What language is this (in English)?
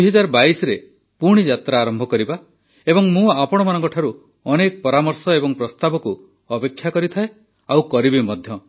Odia